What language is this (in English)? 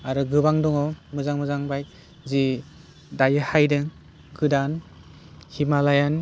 Bodo